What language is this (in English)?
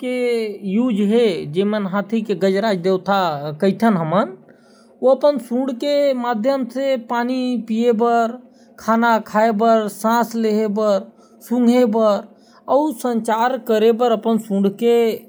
Korwa